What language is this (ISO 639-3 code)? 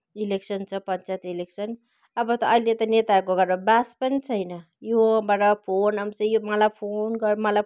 nep